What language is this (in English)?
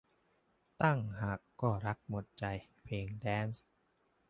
Thai